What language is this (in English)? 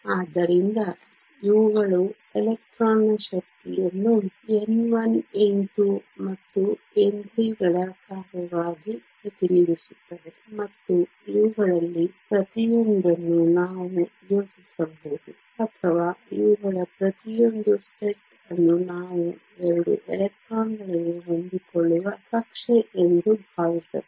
Kannada